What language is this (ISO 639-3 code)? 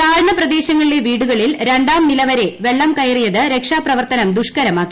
mal